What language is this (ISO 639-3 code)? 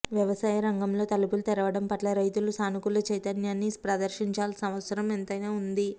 tel